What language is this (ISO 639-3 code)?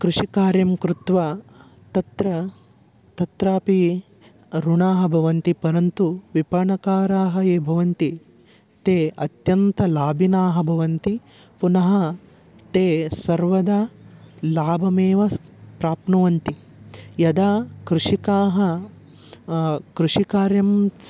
san